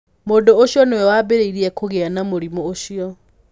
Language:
Kikuyu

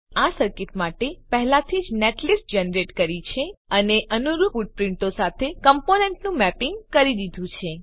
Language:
Gujarati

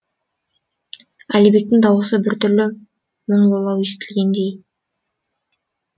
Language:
Kazakh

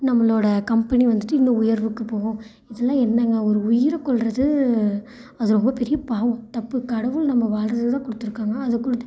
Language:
Tamil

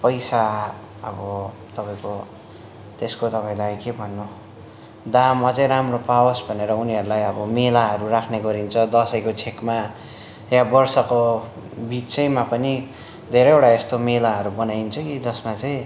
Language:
Nepali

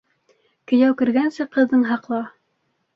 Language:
Bashkir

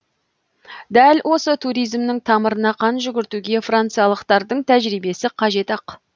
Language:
Kazakh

